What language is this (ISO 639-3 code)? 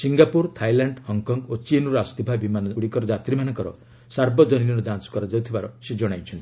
ori